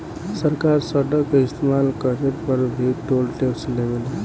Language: Bhojpuri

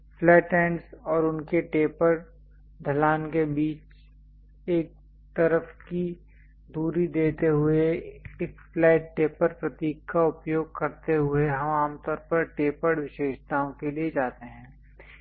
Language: Hindi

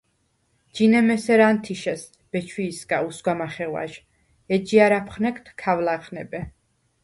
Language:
Svan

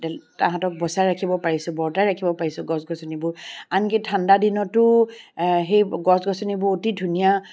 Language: Assamese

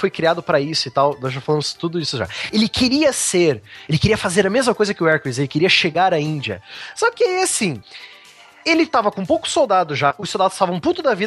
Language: Portuguese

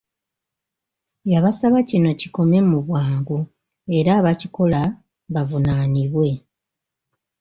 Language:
Ganda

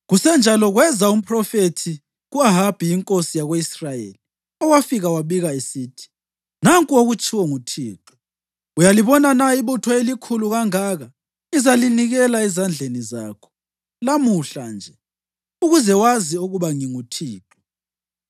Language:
North Ndebele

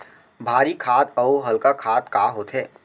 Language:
Chhattisgarhi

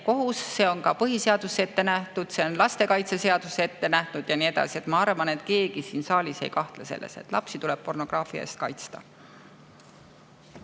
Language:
Estonian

